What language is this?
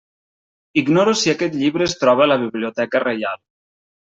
Catalan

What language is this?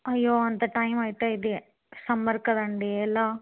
Telugu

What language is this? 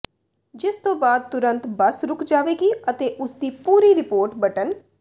Punjabi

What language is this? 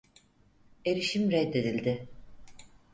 Turkish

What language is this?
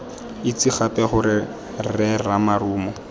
Tswana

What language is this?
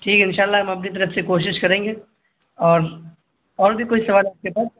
Urdu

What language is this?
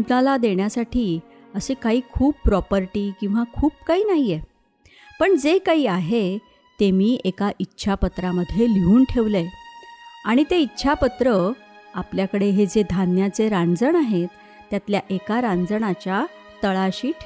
Marathi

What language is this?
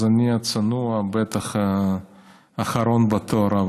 Hebrew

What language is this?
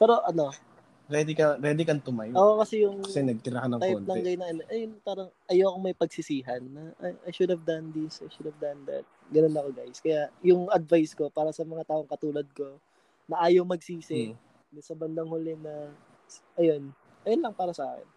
Filipino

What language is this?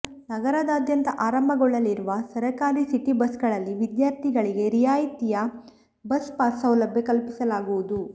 Kannada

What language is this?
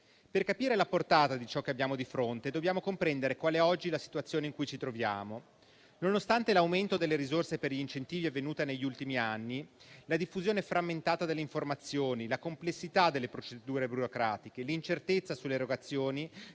Italian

